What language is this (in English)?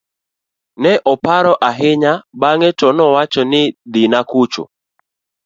Luo (Kenya and Tanzania)